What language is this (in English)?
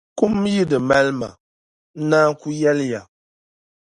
Dagbani